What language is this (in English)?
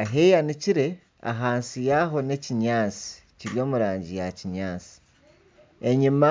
Nyankole